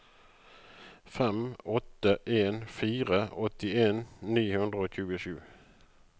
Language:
Norwegian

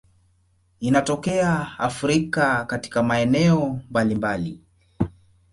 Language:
Swahili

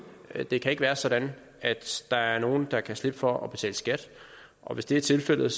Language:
Danish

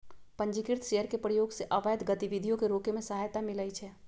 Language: Magahi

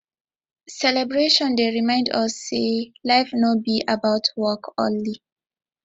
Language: Nigerian Pidgin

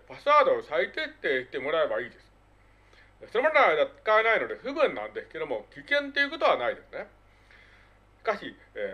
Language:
Japanese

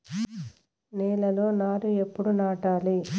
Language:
Telugu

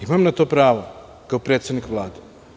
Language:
Serbian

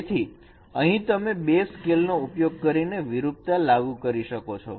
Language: Gujarati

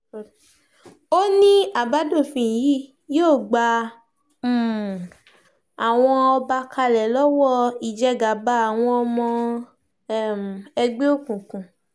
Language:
Yoruba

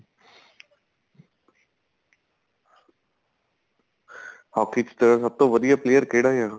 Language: Punjabi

